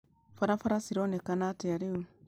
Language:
Kikuyu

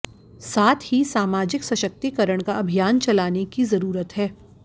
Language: Hindi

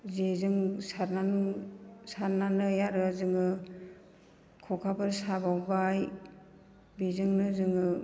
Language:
Bodo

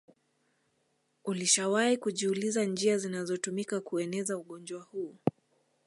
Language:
Swahili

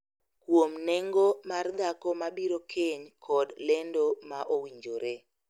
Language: Luo (Kenya and Tanzania)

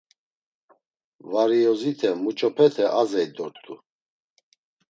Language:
Laz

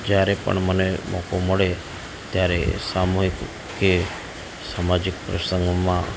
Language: Gujarati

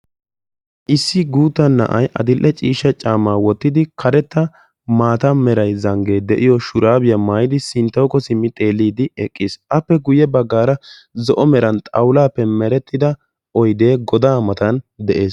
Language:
Wolaytta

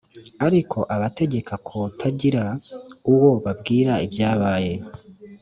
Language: Kinyarwanda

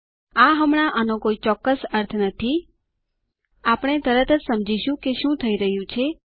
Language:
Gujarati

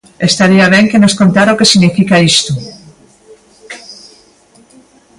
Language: Galician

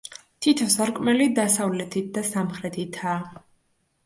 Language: Georgian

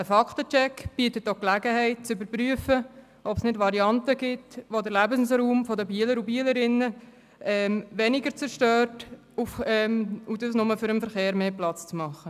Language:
Swiss German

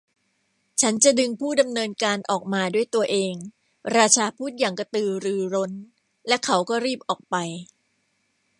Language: Thai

